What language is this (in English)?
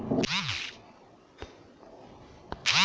Bhojpuri